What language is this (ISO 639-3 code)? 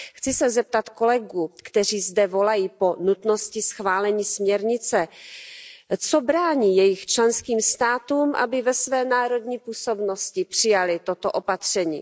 ces